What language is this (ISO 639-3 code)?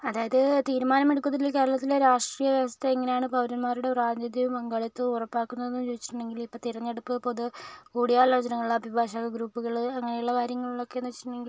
mal